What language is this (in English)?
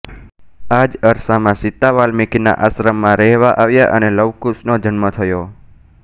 Gujarati